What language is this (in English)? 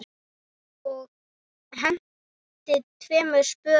Icelandic